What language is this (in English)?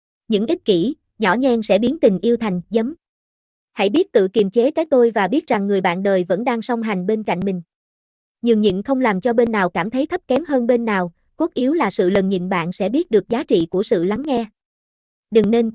Vietnamese